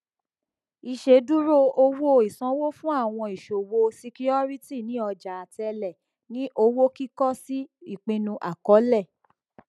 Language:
Yoruba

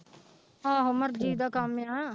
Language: Punjabi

